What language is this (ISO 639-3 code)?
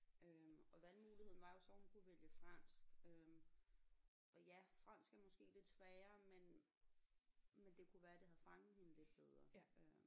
dan